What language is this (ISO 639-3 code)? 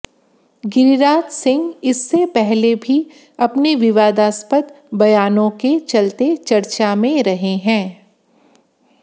hin